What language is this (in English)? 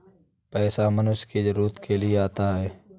Hindi